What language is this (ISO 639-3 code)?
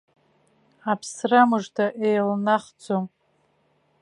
abk